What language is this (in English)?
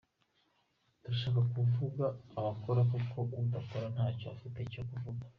Kinyarwanda